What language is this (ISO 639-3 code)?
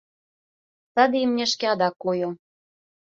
chm